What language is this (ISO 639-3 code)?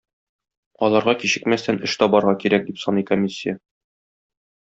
tat